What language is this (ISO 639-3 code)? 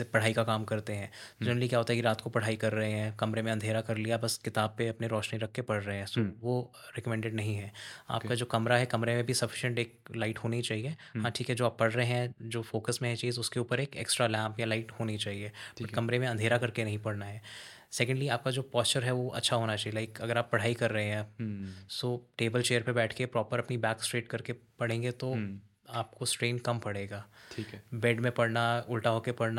hin